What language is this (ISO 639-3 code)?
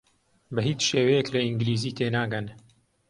ckb